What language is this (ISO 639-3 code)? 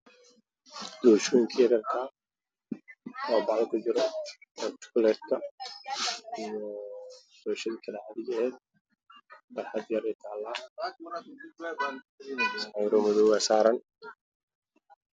som